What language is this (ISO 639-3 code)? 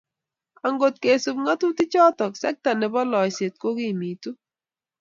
kln